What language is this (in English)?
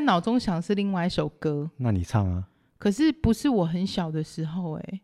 Chinese